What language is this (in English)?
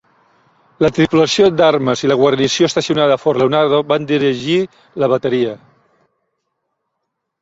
Catalan